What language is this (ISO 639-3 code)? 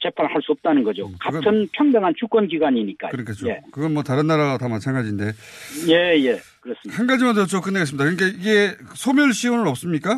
kor